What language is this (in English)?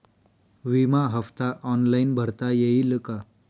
Marathi